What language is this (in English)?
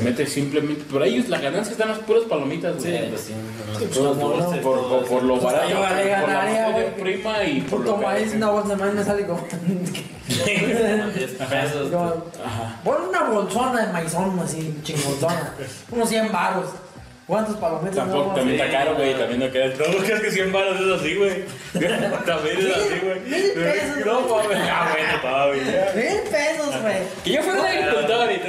Spanish